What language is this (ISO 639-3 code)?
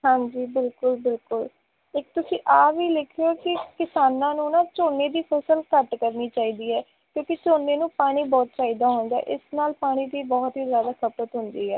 pan